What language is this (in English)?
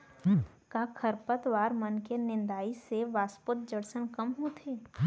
Chhattisgarhi